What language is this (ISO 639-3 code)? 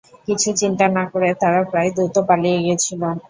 ben